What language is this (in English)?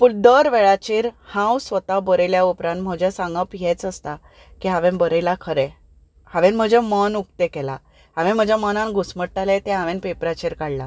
Konkani